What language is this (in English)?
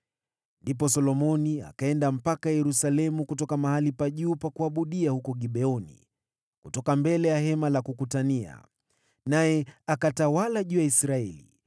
Swahili